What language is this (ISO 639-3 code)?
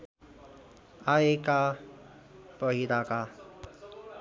nep